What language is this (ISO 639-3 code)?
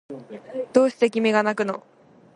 jpn